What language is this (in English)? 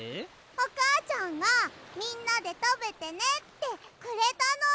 Japanese